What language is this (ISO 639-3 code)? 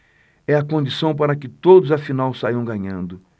por